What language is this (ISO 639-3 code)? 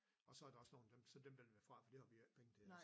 dan